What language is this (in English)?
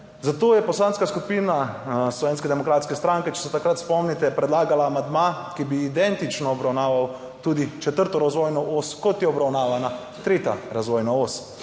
Slovenian